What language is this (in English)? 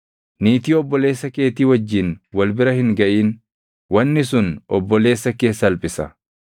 Oromo